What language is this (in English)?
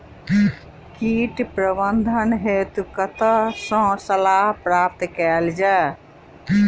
Maithili